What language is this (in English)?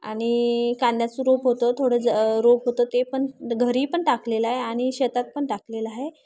Marathi